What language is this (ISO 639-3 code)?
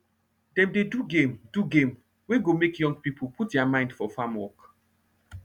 pcm